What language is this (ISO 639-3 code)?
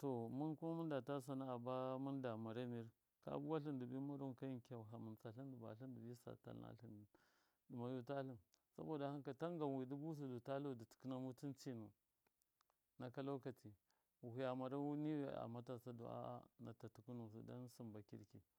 mkf